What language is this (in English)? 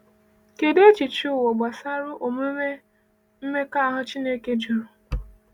Igbo